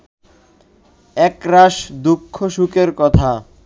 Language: Bangla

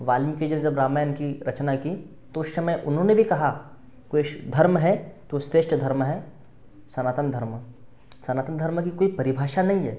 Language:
Hindi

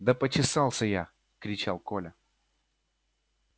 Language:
Russian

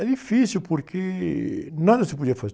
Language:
Portuguese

